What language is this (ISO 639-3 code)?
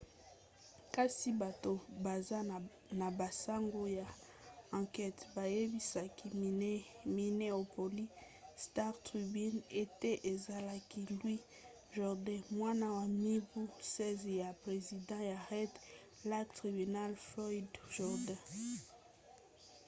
lin